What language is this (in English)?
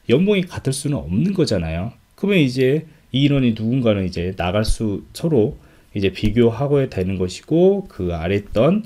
Korean